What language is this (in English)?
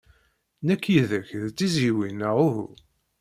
Kabyle